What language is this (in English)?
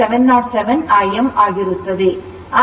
Kannada